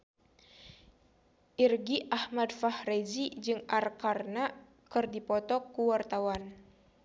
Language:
Sundanese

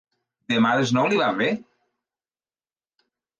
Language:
Catalan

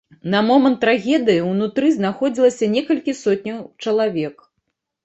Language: Belarusian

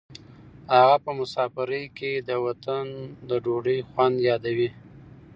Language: Pashto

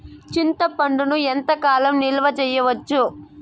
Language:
Telugu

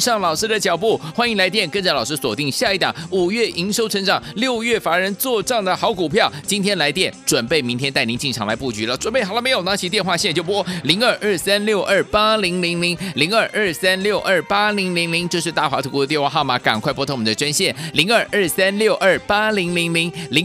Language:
Chinese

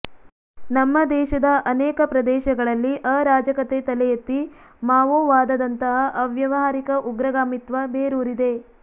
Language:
Kannada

